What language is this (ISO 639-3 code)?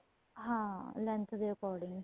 pan